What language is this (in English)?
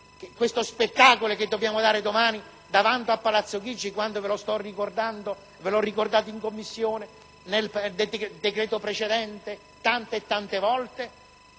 Italian